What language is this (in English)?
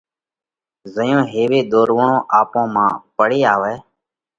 Parkari Koli